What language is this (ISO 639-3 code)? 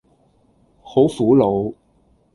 yue